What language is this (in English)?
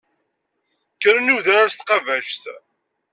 Kabyle